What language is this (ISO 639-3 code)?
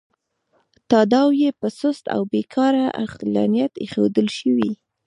pus